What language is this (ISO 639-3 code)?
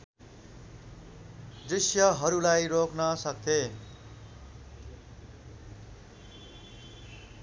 nep